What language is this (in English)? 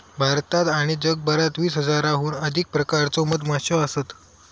Marathi